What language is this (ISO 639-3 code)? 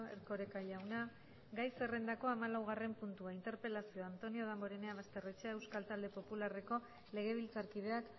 eus